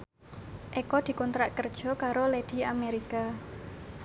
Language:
Javanese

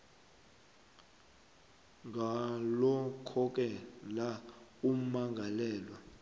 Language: South Ndebele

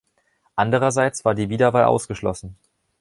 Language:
German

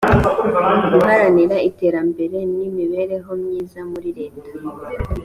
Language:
Kinyarwanda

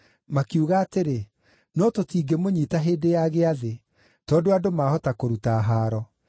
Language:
Kikuyu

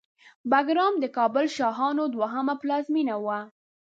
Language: Pashto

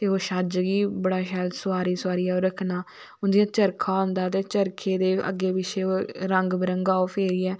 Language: Dogri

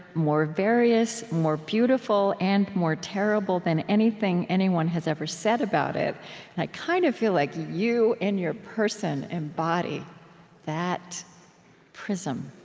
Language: English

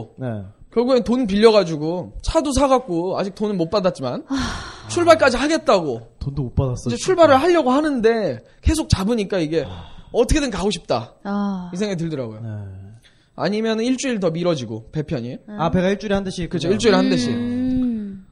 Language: Korean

